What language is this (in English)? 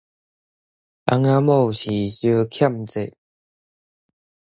Min Nan Chinese